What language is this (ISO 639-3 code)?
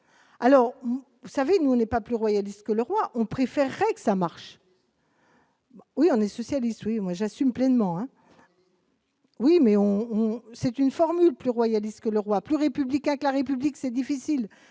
fra